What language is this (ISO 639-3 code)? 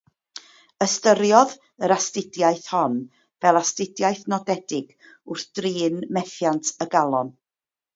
cym